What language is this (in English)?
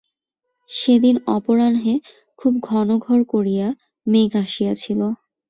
Bangla